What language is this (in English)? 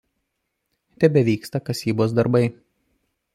Lithuanian